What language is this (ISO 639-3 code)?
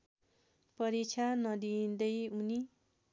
nep